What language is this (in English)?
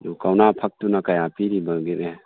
Manipuri